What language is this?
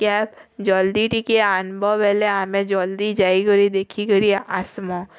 Odia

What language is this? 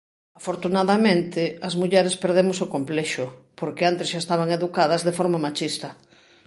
Galician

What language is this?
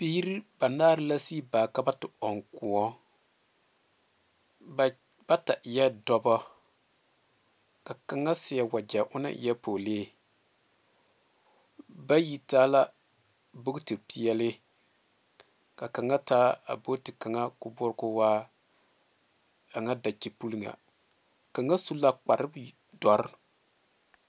Southern Dagaare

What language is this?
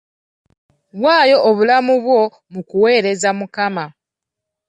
Ganda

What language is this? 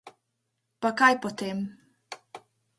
Slovenian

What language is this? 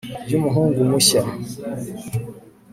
Kinyarwanda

